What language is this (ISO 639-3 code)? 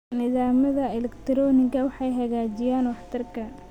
som